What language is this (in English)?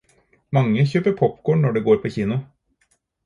Norwegian Bokmål